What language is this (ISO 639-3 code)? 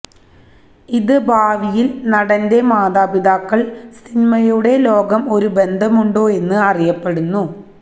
mal